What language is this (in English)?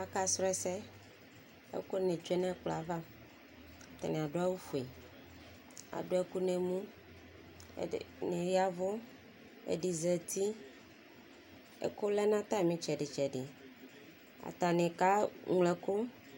Ikposo